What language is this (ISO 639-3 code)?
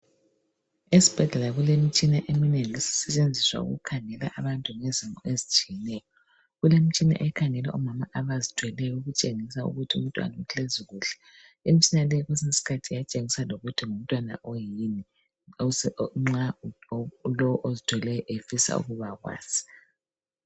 nde